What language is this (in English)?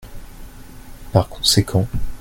French